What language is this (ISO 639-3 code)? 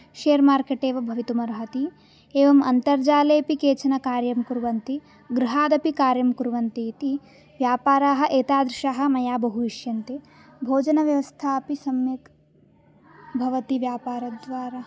san